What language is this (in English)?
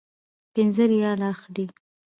Pashto